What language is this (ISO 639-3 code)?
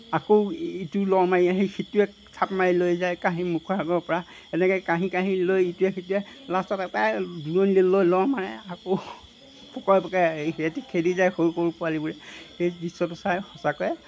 asm